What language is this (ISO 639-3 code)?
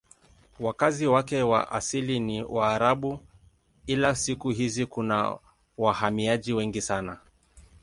swa